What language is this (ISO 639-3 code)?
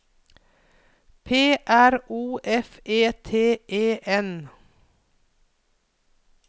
nor